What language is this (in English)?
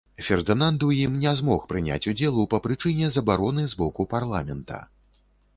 Belarusian